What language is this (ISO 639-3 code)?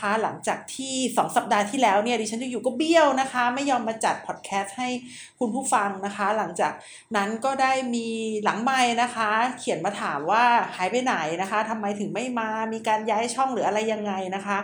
tha